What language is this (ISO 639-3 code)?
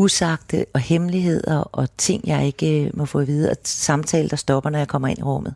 dan